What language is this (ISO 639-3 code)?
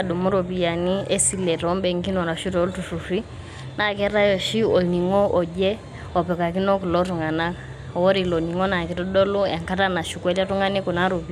mas